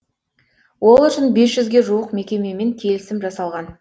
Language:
Kazakh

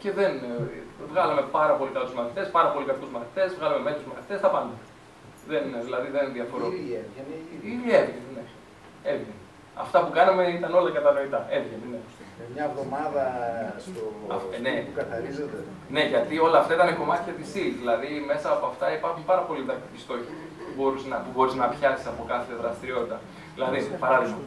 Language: Greek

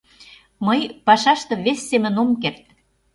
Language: Mari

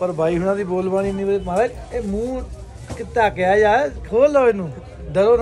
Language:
Hindi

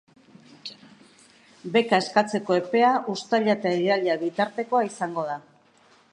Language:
Basque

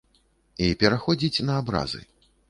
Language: Belarusian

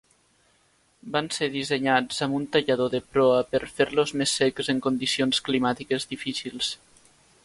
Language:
Catalan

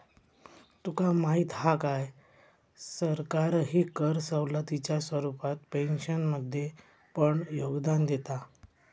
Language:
Marathi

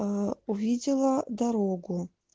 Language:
Russian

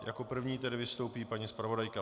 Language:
Czech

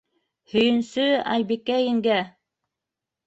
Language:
Bashkir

